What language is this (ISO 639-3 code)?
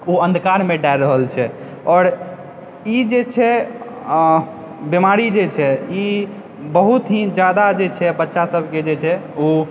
mai